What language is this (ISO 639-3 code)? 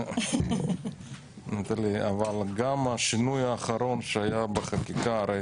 heb